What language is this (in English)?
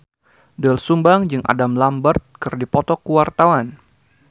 Sundanese